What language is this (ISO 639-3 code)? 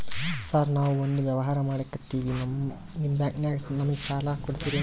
kan